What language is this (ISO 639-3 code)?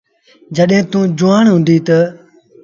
sbn